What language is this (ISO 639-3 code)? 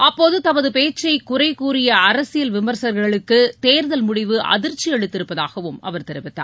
tam